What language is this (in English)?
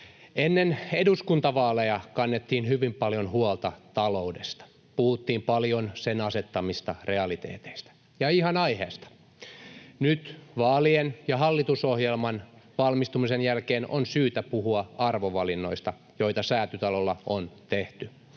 Finnish